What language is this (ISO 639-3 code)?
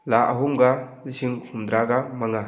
mni